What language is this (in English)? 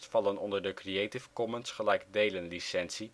Dutch